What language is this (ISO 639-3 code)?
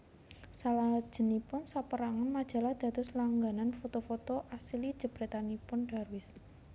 jav